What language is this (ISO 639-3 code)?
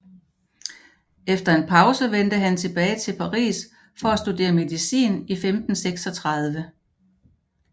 dan